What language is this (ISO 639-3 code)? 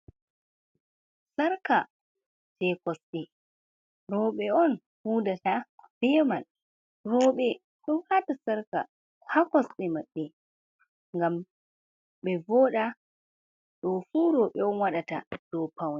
ful